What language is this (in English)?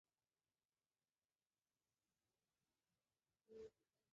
Chinese